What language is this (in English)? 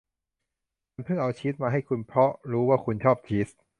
Thai